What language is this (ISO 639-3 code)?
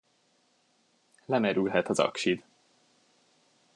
hun